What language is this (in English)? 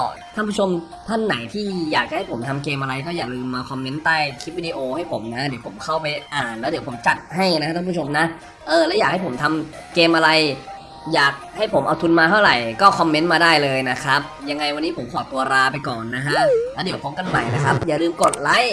Thai